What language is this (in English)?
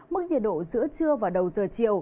Vietnamese